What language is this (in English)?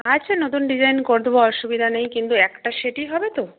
Bangla